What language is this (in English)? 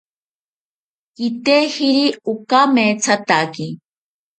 South Ucayali Ashéninka